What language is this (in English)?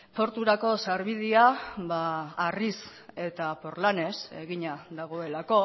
Basque